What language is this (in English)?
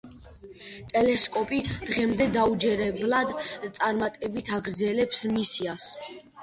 Georgian